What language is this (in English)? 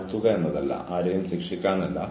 Malayalam